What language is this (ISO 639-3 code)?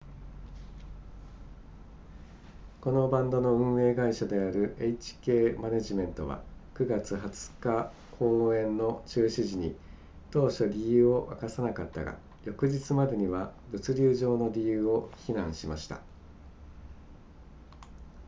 jpn